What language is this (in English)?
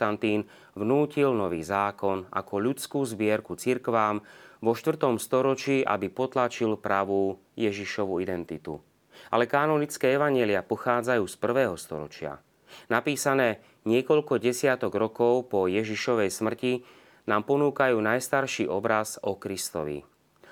Slovak